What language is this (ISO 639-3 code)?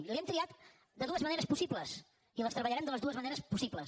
cat